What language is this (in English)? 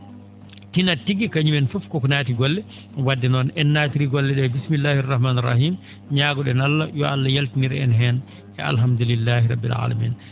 Fula